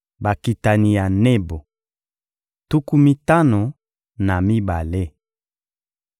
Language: Lingala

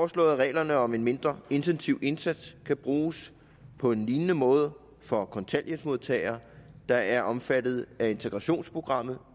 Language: Danish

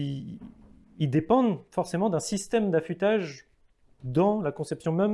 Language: French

